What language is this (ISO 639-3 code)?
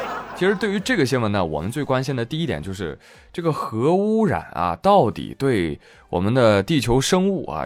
zho